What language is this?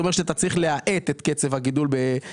Hebrew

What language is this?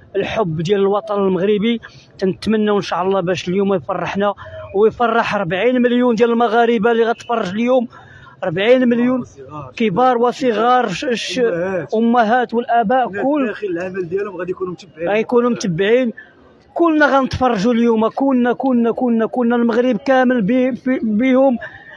Arabic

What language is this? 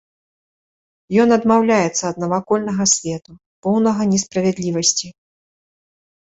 Belarusian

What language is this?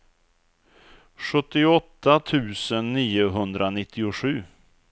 Swedish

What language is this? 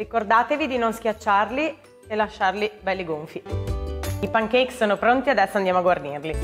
Italian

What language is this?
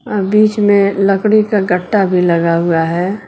Hindi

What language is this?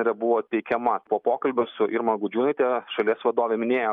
Lithuanian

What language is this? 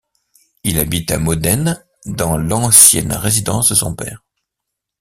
French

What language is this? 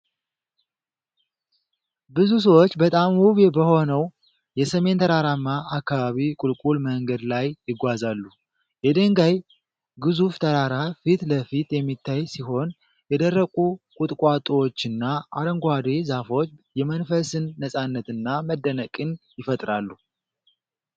Amharic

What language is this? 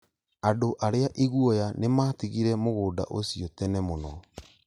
Kikuyu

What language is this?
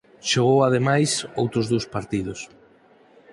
Galician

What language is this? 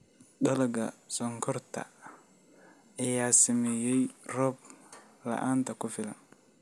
Somali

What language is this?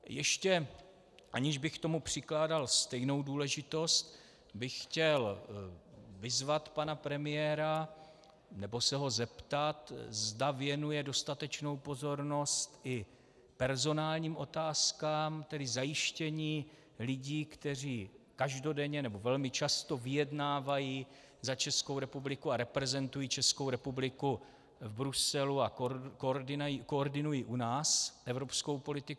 Czech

